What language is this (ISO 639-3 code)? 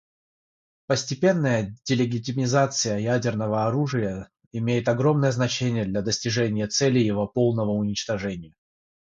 rus